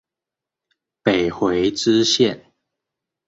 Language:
Chinese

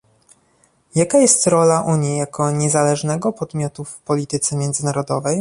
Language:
Polish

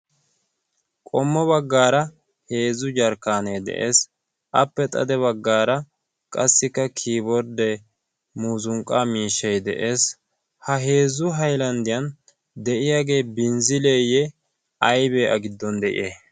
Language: Wolaytta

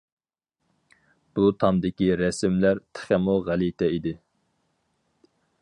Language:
Uyghur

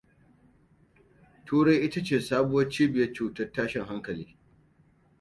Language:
Hausa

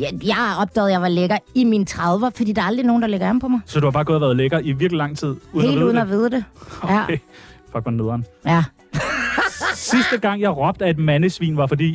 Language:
Danish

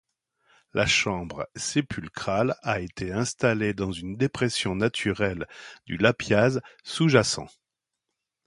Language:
French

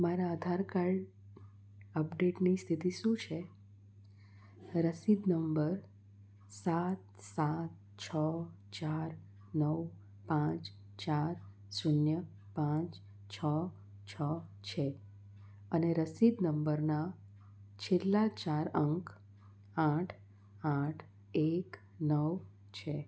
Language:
Gujarati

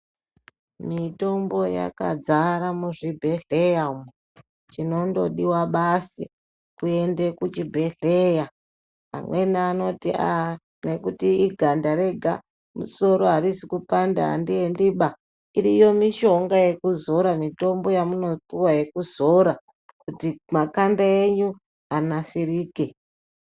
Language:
Ndau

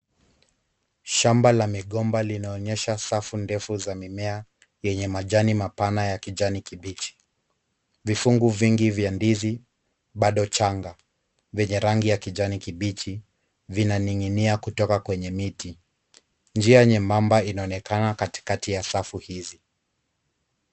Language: Swahili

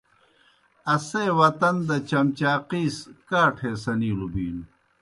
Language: Kohistani Shina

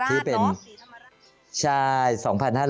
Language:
Thai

